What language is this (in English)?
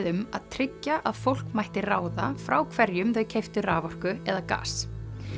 Icelandic